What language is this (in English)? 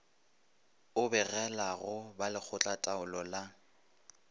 Northern Sotho